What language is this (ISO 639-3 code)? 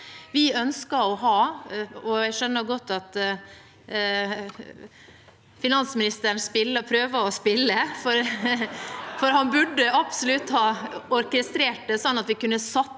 nor